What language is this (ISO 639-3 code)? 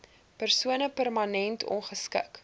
afr